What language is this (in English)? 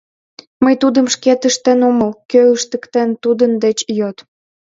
Mari